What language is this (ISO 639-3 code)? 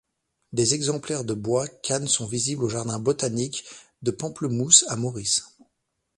fra